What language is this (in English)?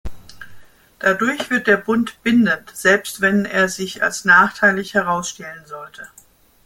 German